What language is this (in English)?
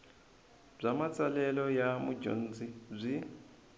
Tsonga